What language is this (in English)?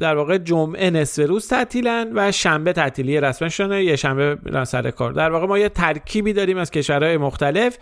Persian